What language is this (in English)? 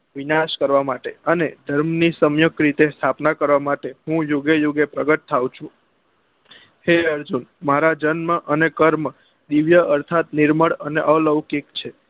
Gujarati